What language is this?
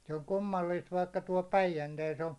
Finnish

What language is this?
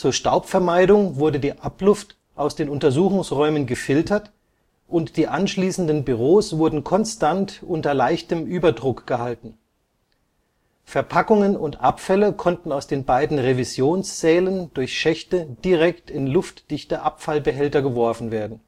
German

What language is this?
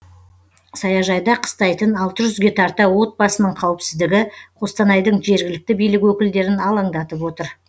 Kazakh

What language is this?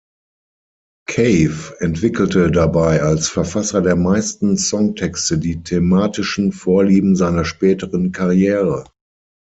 German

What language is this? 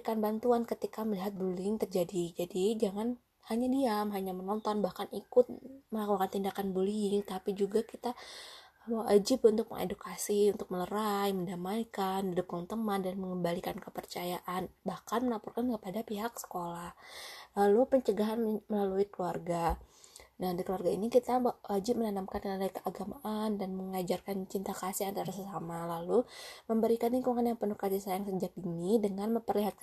Indonesian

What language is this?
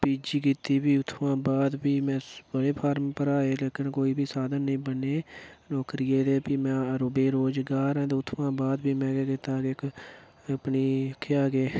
Dogri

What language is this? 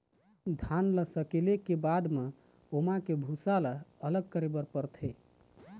Chhattisgarhi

